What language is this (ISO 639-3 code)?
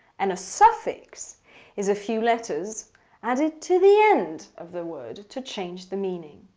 eng